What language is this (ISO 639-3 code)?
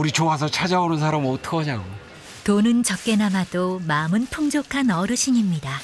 kor